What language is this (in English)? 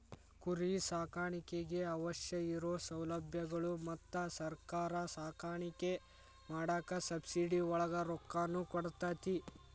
Kannada